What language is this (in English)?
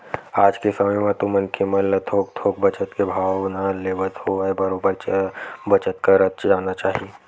Chhattisgarhi